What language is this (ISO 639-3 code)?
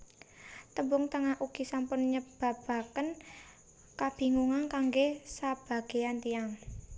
jav